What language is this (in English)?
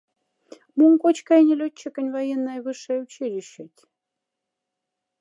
Moksha